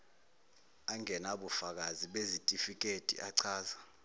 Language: Zulu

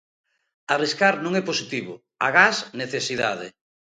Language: Galician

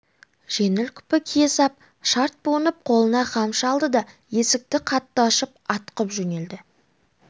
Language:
Kazakh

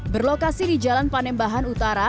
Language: Indonesian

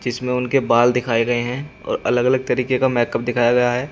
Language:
Hindi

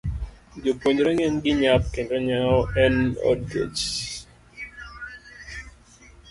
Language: Luo (Kenya and Tanzania)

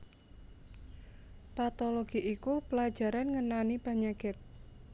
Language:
Javanese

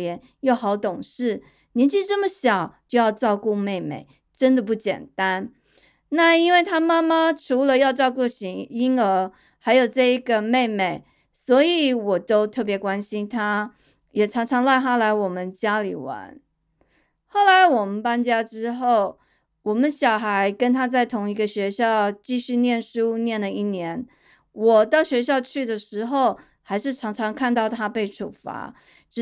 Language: Chinese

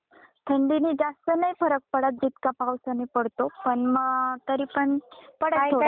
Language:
Marathi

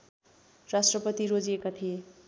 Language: Nepali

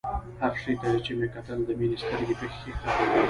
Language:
Pashto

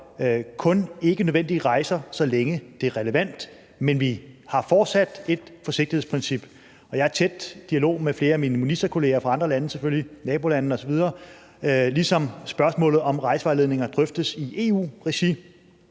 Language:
Danish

